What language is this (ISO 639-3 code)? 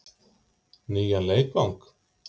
isl